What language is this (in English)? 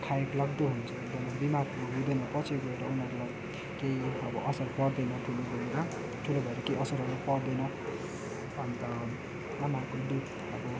Nepali